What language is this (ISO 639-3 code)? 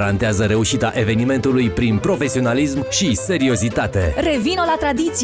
ron